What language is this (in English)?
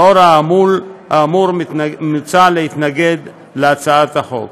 Hebrew